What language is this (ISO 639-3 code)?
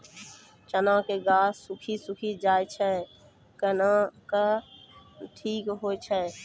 mai